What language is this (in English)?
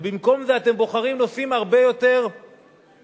Hebrew